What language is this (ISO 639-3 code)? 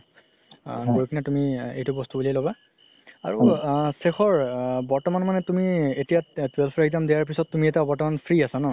asm